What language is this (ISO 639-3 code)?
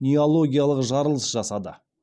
kaz